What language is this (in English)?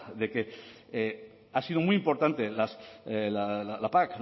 Spanish